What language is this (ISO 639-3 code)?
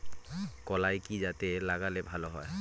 ben